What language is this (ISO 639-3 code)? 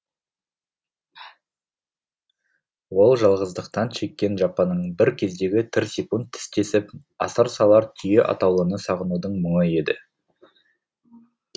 kaz